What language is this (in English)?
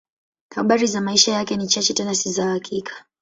Swahili